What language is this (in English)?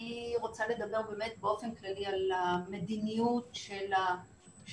Hebrew